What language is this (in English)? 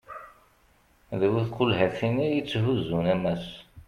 Kabyle